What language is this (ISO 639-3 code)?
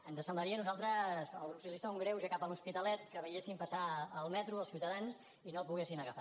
cat